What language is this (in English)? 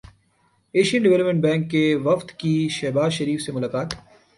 Urdu